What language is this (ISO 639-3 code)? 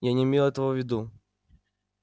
rus